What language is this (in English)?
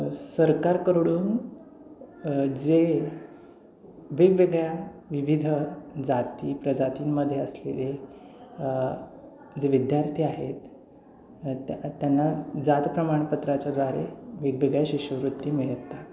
Marathi